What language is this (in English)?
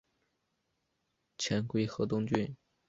Chinese